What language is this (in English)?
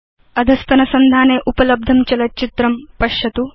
Sanskrit